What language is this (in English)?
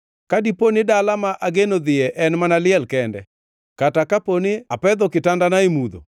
Luo (Kenya and Tanzania)